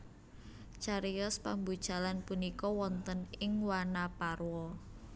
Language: Javanese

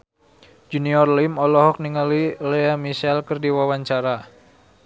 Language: Sundanese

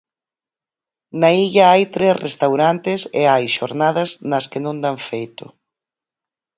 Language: Galician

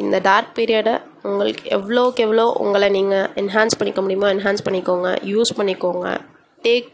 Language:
Tamil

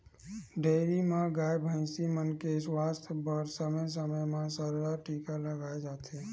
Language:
Chhattisgarhi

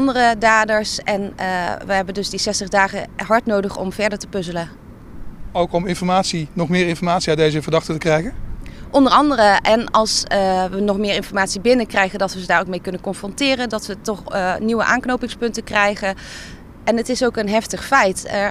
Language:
Dutch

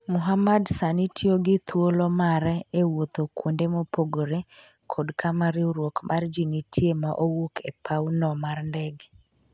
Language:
Luo (Kenya and Tanzania)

